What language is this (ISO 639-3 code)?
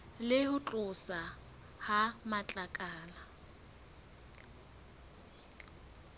sot